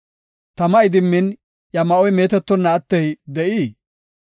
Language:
Gofa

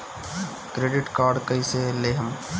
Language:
Bhojpuri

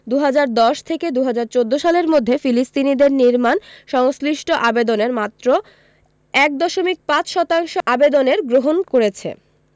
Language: Bangla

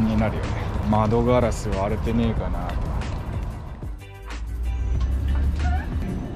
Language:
Japanese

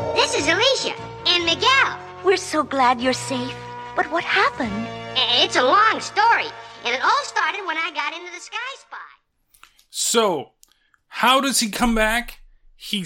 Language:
English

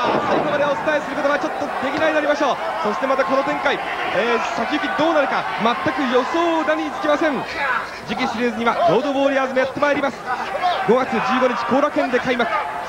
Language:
Japanese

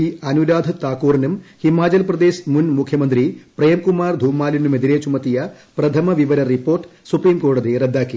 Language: Malayalam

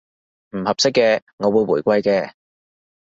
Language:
Cantonese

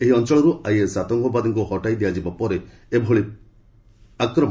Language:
Odia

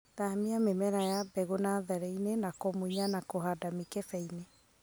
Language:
Kikuyu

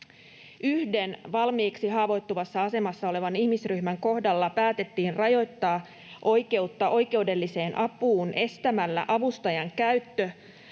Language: Finnish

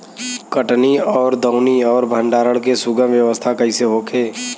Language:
Bhojpuri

